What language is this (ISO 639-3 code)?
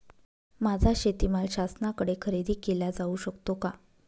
mar